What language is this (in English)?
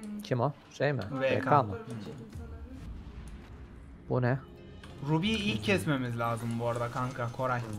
Turkish